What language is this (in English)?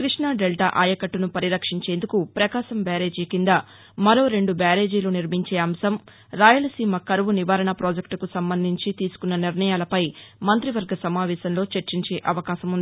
Telugu